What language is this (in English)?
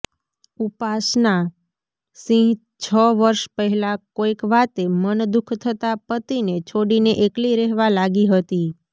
Gujarati